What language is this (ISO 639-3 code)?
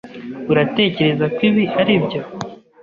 kin